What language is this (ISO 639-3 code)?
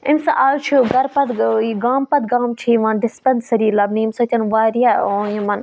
kas